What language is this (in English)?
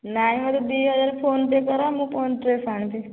Odia